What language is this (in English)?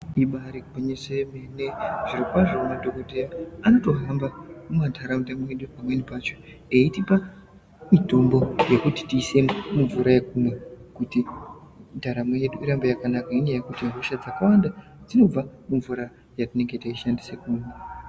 Ndau